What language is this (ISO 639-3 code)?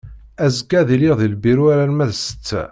kab